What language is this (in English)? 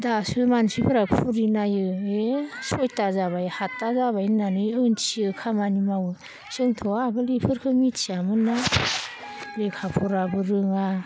Bodo